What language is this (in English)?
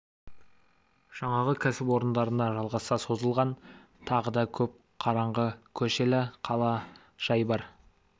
Kazakh